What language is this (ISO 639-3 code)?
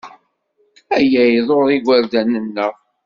kab